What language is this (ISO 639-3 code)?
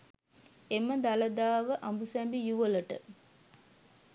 sin